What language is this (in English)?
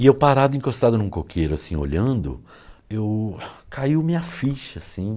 Portuguese